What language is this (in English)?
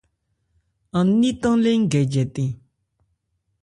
Ebrié